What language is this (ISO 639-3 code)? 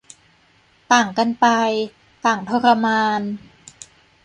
tha